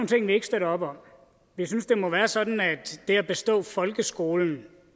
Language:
Danish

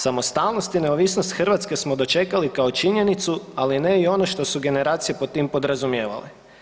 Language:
Croatian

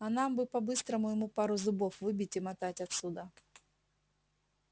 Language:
Russian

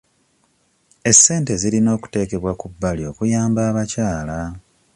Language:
Ganda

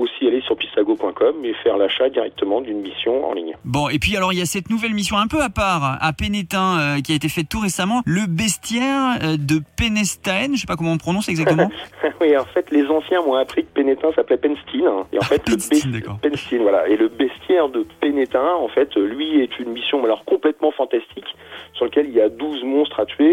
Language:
French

